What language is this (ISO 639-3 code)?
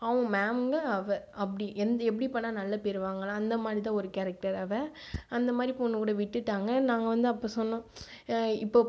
tam